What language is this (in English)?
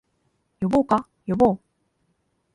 Japanese